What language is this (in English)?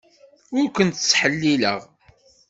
Kabyle